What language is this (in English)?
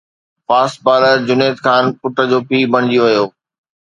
Sindhi